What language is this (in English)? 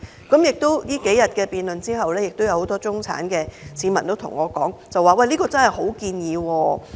Cantonese